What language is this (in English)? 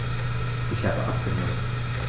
German